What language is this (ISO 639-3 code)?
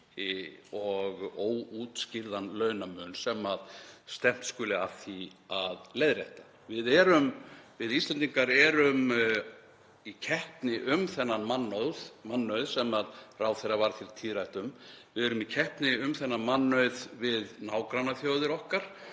isl